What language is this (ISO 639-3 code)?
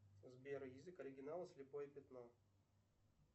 rus